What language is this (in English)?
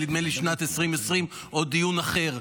Hebrew